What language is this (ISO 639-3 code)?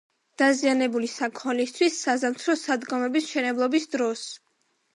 kat